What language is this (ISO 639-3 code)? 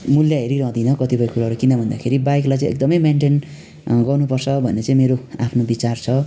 nep